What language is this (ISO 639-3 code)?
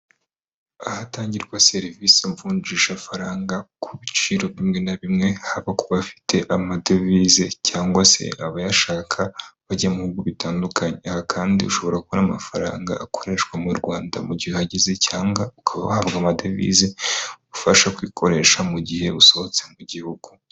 kin